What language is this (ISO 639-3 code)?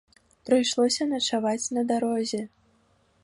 bel